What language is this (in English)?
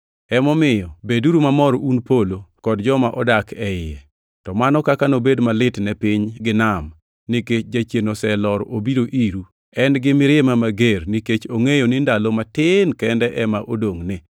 Luo (Kenya and Tanzania)